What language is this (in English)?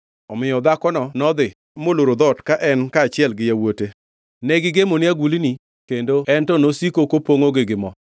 Luo (Kenya and Tanzania)